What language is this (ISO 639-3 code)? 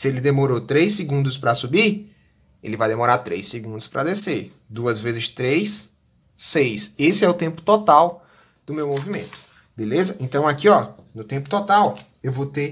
por